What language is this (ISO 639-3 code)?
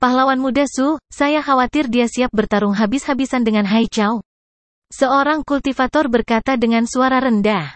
ind